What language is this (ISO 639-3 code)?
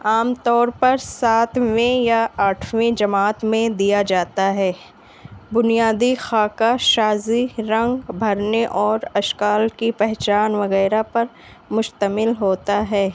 urd